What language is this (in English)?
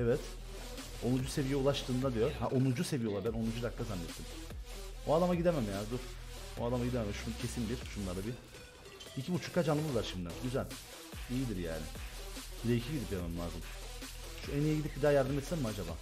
Turkish